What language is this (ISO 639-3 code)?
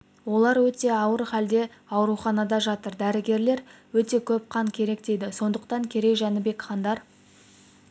kaz